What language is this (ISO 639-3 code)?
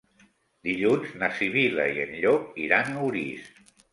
cat